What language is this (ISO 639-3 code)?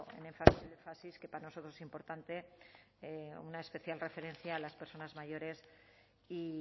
spa